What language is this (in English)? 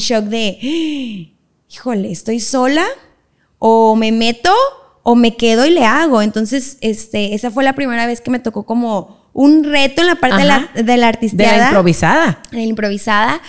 Spanish